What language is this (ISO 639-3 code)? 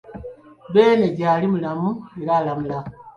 lug